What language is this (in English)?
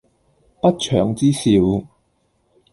Cantonese